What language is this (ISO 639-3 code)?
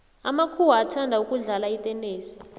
nbl